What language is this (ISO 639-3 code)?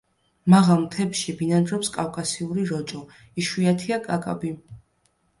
kat